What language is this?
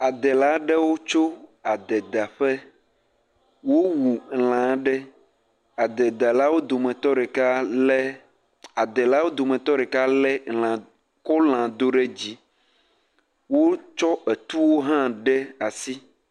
Ewe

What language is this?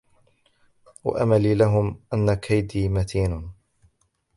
Arabic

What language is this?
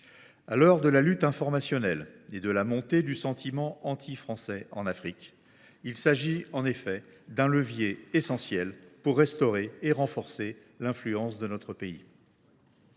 French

